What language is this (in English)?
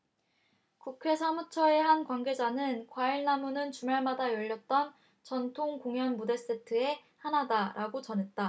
Korean